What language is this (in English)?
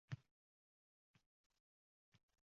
Uzbek